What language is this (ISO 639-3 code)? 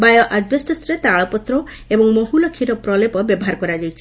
ori